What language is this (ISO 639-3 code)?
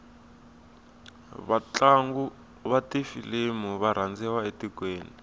tso